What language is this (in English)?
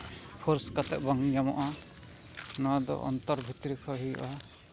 Santali